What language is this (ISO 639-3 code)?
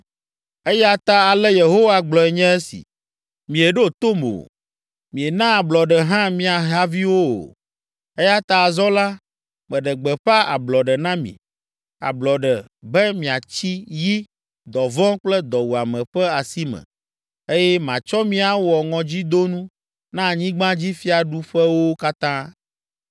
ewe